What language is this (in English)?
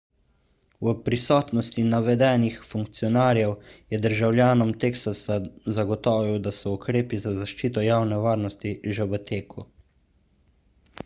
Slovenian